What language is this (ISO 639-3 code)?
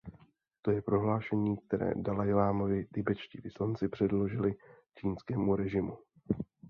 ces